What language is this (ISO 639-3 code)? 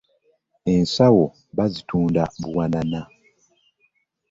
lug